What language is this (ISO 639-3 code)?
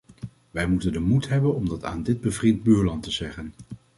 nld